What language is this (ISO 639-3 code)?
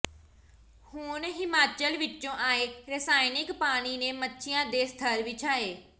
pan